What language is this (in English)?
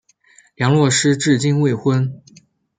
Chinese